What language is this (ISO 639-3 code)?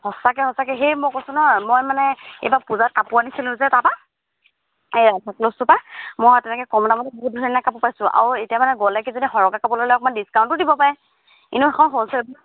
asm